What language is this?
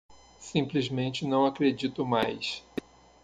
Portuguese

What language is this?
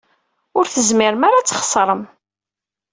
Kabyle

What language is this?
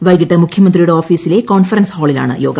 Malayalam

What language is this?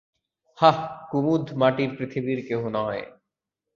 Bangla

